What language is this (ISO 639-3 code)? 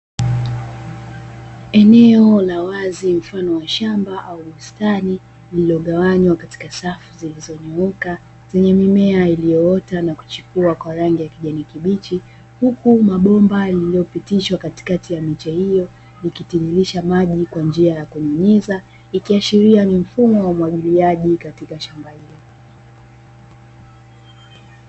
swa